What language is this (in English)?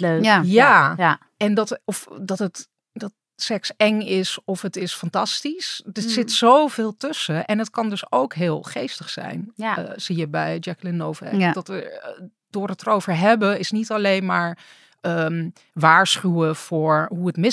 Dutch